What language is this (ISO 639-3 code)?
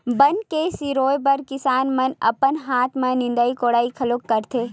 hne